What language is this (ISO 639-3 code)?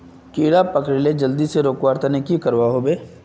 mag